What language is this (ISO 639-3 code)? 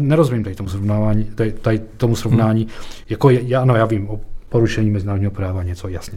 ces